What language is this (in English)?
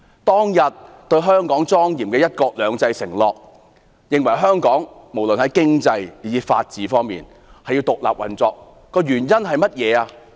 Cantonese